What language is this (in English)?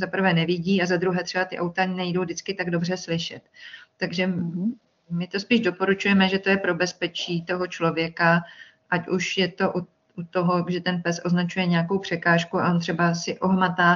Czech